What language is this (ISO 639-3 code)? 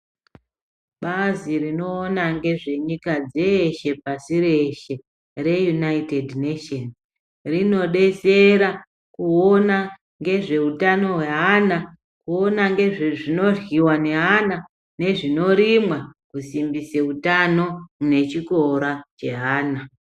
ndc